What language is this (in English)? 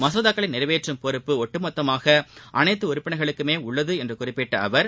Tamil